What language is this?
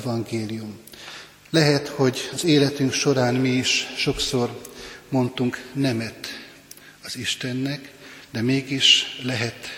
Hungarian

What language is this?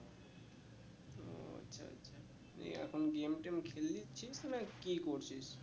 Bangla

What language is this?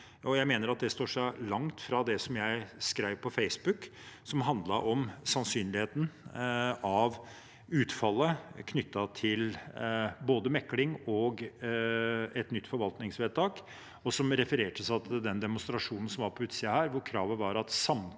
Norwegian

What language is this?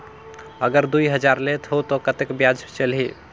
Chhattisgarhi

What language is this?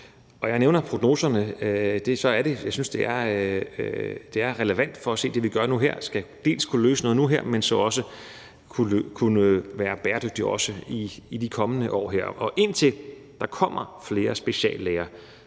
Danish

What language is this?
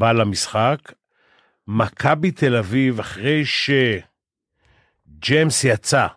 Hebrew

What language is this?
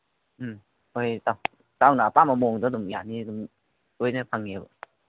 Manipuri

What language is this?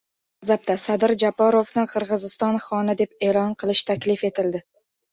Uzbek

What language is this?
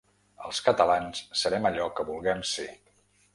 Catalan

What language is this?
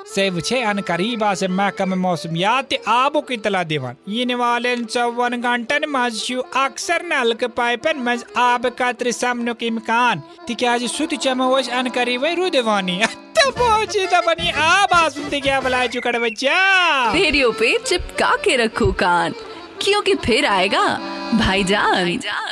Hindi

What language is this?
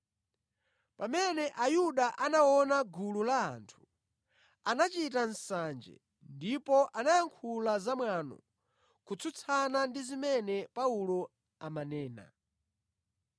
Nyanja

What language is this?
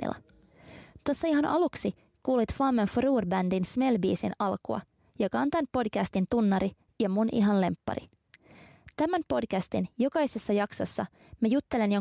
Finnish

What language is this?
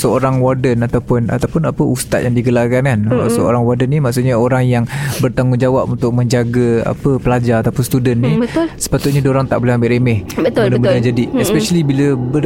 Malay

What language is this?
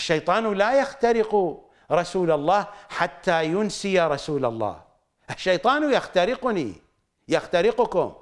Arabic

